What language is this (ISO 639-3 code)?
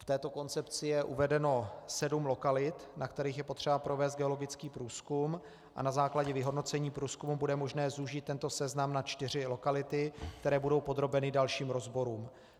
ces